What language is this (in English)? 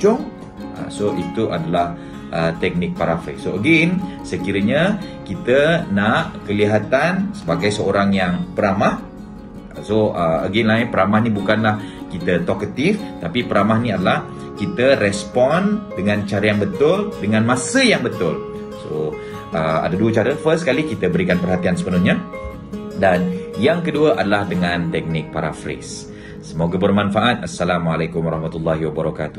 Malay